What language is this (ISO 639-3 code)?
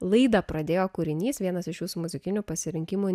lit